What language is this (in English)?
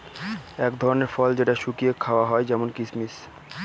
Bangla